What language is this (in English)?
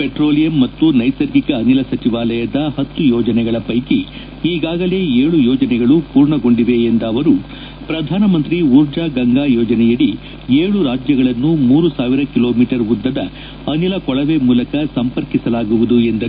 Kannada